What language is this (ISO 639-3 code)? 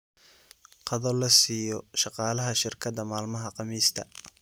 som